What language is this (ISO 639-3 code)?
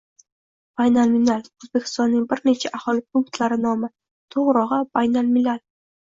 uzb